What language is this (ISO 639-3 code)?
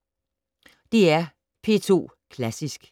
dan